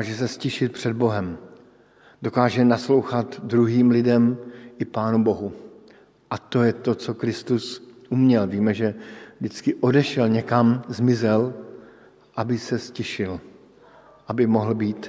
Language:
Czech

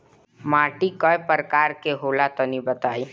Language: Bhojpuri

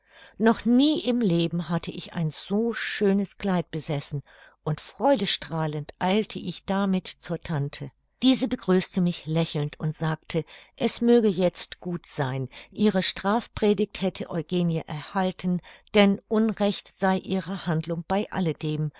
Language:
German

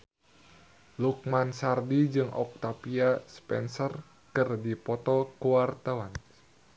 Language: Sundanese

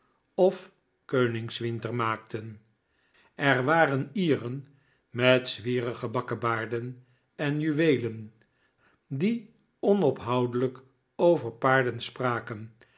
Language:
Dutch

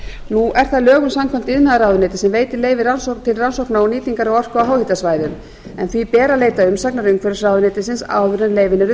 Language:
Icelandic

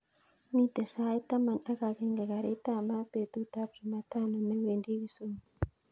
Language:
Kalenjin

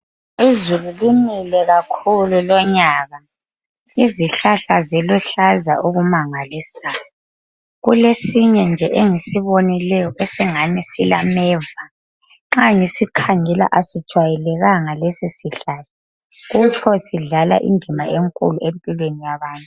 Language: North Ndebele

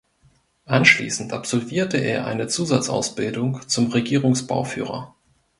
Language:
German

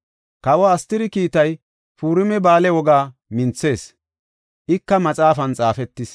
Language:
Gofa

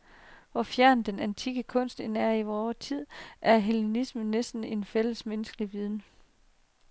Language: Danish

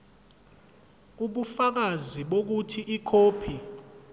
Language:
Zulu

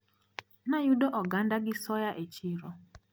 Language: Luo (Kenya and Tanzania)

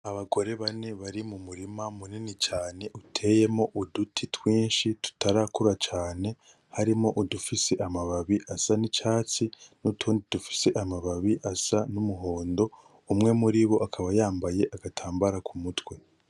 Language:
Rundi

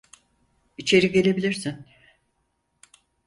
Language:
Turkish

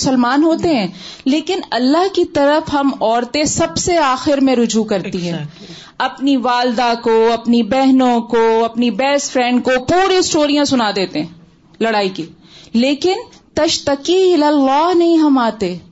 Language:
Urdu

